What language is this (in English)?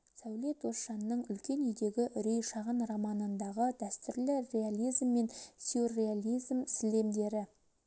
Kazakh